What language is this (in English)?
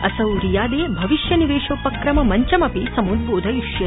Sanskrit